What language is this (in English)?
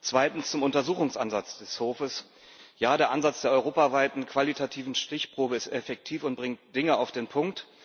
German